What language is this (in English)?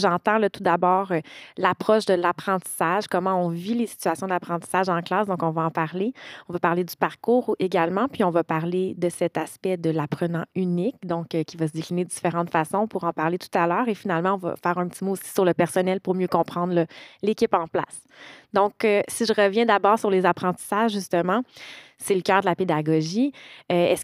French